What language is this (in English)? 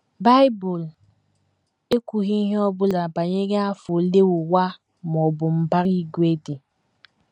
Igbo